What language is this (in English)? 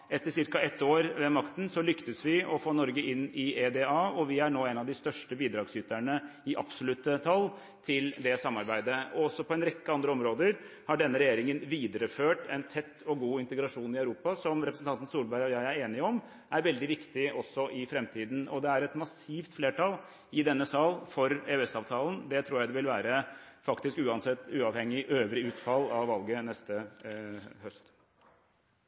Norwegian Bokmål